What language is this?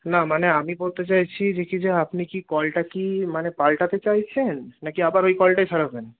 Bangla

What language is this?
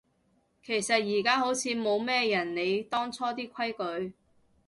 Cantonese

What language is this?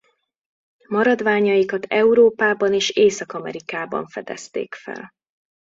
Hungarian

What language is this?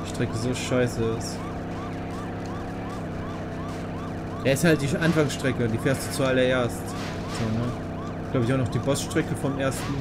German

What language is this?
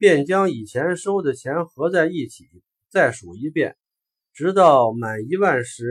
Chinese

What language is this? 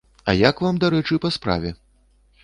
Belarusian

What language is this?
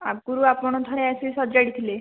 Odia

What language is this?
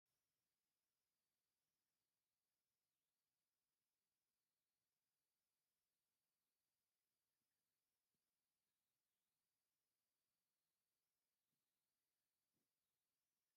Tigrinya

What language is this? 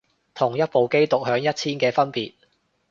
Cantonese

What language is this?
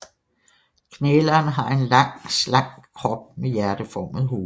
Danish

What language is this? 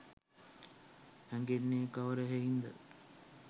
Sinhala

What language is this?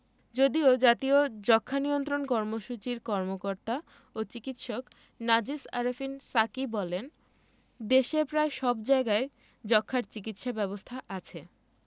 Bangla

